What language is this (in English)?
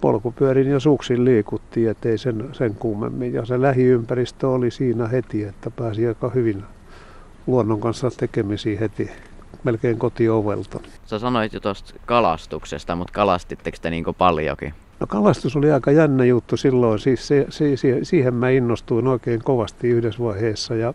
Finnish